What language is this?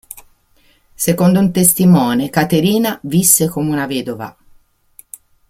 Italian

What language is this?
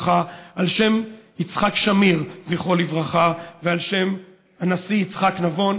Hebrew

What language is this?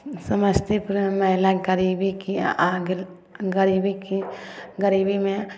Maithili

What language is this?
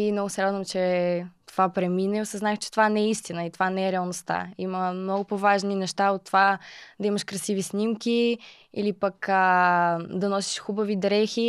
Bulgarian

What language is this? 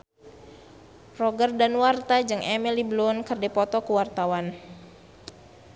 Sundanese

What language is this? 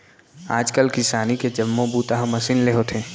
Chhattisgarhi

